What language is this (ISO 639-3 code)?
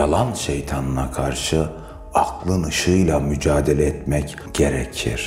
tur